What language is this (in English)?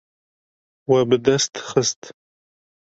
Kurdish